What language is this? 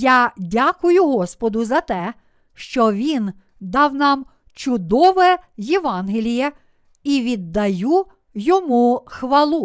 Ukrainian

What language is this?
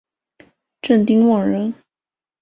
Chinese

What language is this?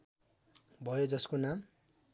Nepali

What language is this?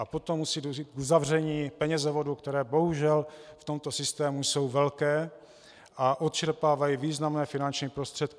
Czech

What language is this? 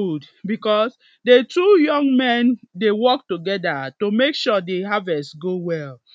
Nigerian Pidgin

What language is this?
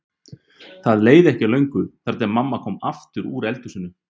Icelandic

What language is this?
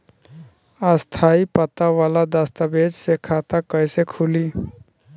Bhojpuri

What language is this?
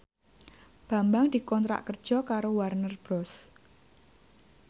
Javanese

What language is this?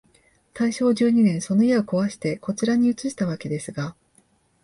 Japanese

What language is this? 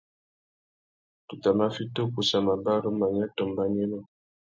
Tuki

